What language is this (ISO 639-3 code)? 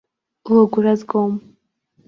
abk